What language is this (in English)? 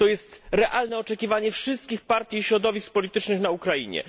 Polish